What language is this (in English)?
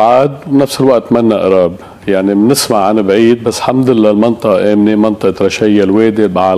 Arabic